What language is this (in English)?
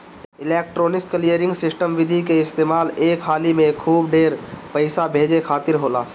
Bhojpuri